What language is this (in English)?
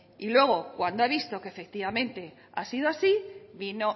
Spanish